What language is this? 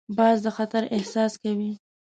Pashto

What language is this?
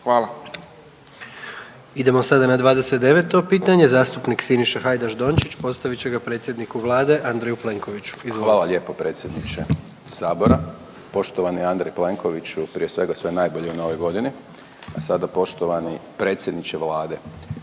Croatian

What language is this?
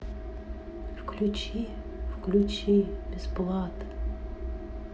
Russian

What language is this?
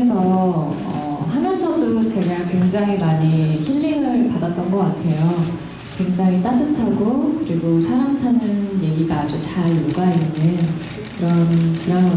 Korean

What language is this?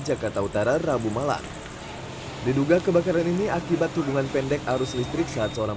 Indonesian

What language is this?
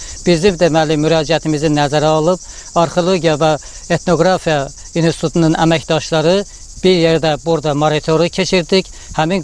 Turkish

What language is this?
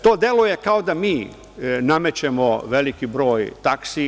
Serbian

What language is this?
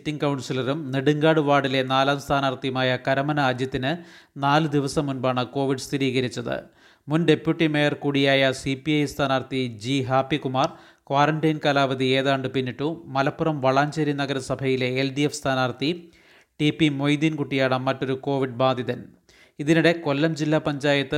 Malayalam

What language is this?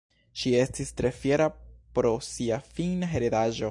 Esperanto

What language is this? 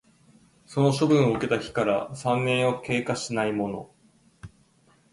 Japanese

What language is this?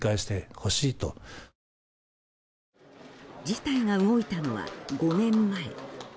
Japanese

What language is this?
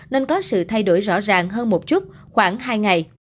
Vietnamese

